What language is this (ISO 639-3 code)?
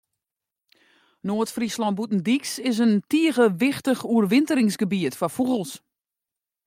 fry